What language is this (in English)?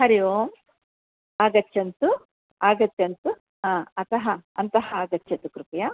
Sanskrit